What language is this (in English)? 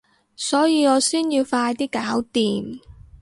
Cantonese